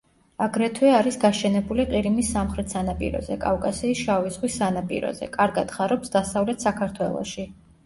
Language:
Georgian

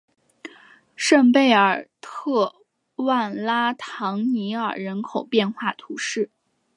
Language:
Chinese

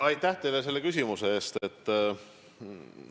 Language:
Estonian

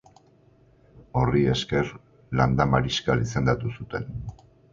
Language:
Basque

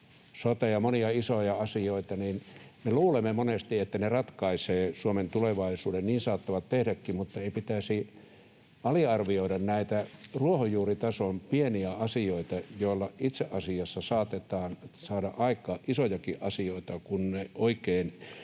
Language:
Finnish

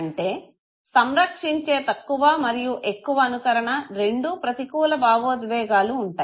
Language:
Telugu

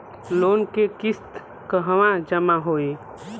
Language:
Bhojpuri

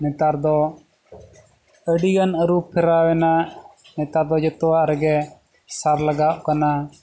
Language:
Santali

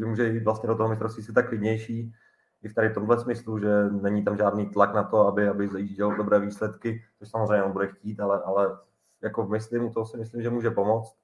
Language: Czech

